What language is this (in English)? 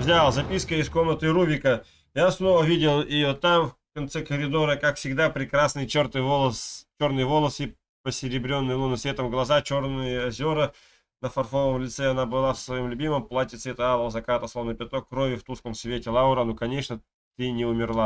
Russian